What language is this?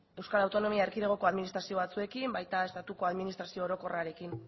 Basque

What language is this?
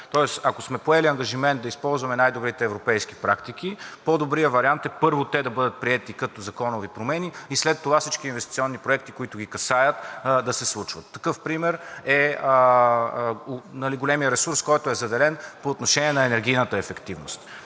Bulgarian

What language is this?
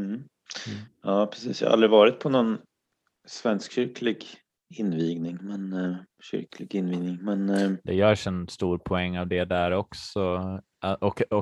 Swedish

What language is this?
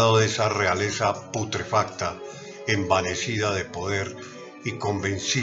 Spanish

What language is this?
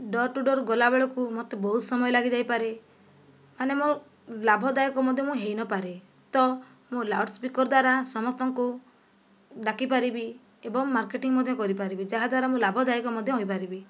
Odia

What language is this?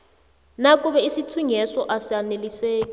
South Ndebele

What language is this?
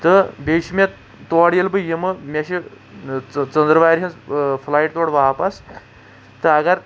Kashmiri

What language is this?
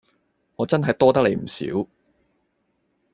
Cantonese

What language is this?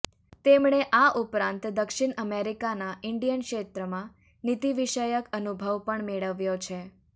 Gujarati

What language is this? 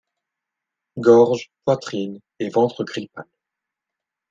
French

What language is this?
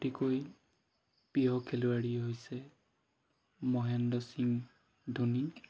Assamese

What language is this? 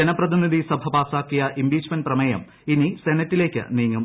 Malayalam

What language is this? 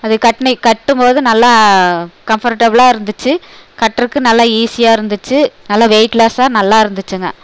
Tamil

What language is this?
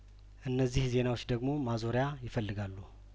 Amharic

